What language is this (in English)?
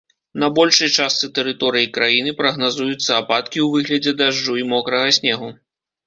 Belarusian